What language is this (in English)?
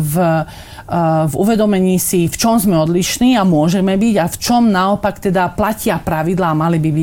Slovak